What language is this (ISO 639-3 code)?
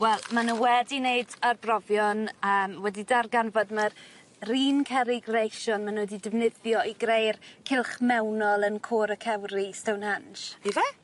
cym